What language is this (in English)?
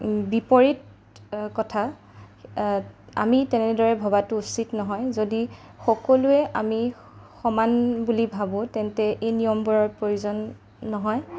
Assamese